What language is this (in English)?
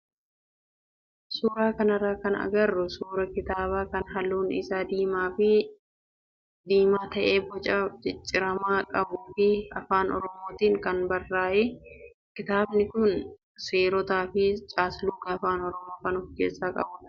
Oromo